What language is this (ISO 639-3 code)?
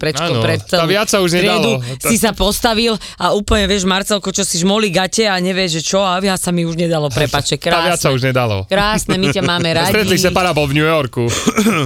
slk